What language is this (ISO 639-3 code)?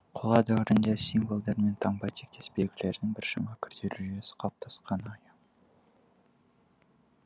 kaz